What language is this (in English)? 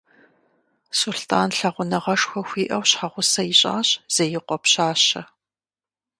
Kabardian